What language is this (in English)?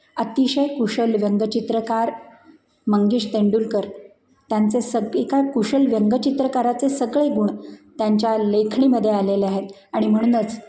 Marathi